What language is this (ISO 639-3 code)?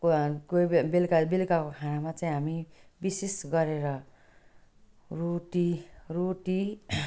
nep